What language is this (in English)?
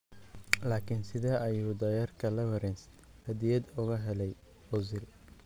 Somali